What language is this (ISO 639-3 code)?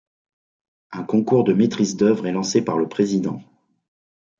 fra